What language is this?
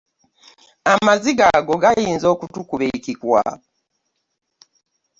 Ganda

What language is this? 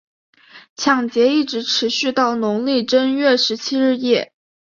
Chinese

